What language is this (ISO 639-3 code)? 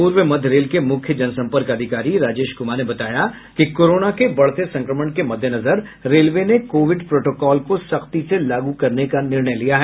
hin